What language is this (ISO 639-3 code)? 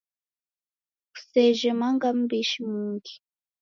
dav